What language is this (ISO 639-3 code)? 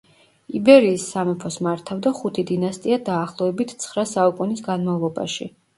kat